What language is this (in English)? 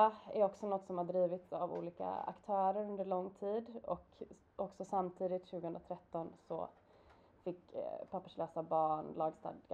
Swedish